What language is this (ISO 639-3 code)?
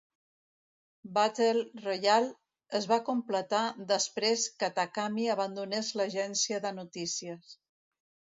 cat